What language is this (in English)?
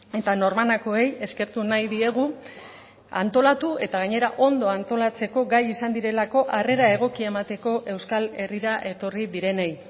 Basque